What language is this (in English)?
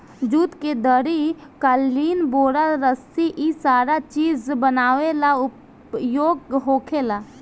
Bhojpuri